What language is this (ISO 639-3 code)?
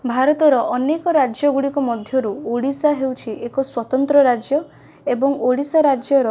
ori